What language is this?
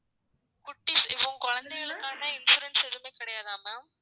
Tamil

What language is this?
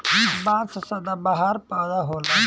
Bhojpuri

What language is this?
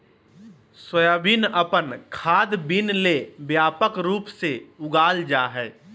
Magahi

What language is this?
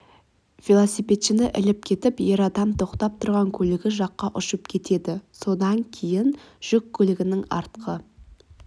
Kazakh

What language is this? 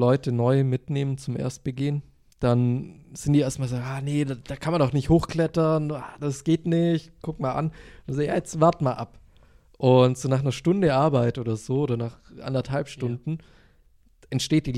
German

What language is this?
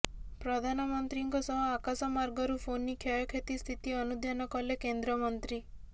Odia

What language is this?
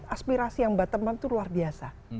Indonesian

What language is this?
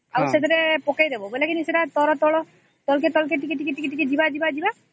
Odia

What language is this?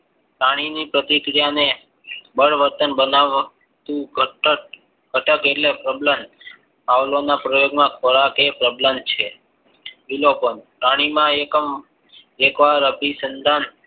Gujarati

